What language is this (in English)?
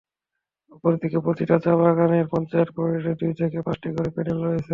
Bangla